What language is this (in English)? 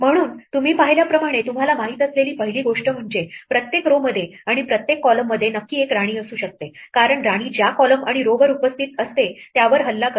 Marathi